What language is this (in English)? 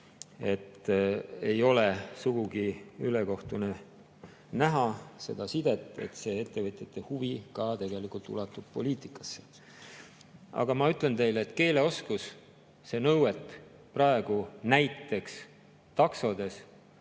Estonian